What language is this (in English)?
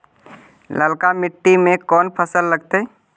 Magahi